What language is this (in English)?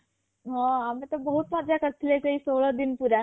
Odia